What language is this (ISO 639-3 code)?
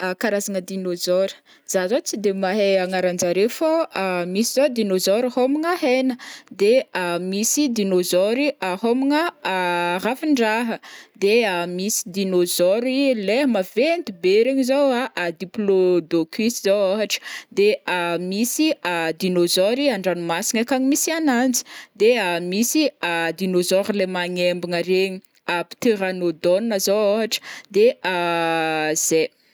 bmm